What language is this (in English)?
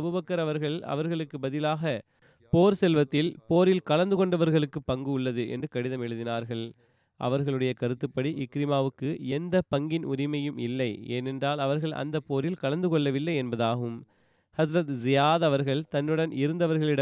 Tamil